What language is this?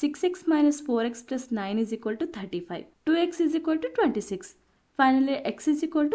Telugu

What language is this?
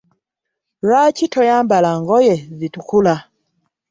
Ganda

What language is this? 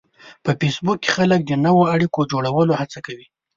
Pashto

